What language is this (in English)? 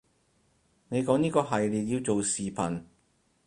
Cantonese